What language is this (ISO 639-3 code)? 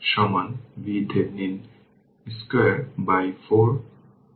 ben